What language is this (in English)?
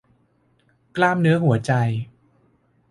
Thai